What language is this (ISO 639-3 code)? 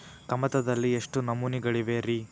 kan